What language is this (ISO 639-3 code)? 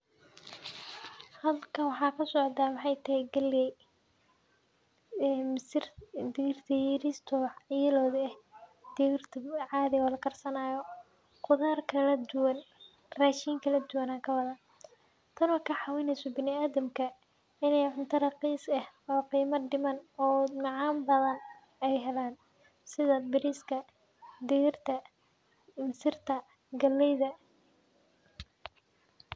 som